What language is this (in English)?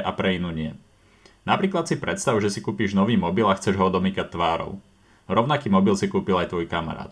Slovak